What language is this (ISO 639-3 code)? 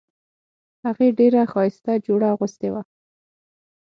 pus